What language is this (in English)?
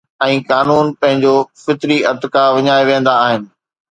Sindhi